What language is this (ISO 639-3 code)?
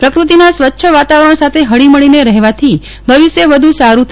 guj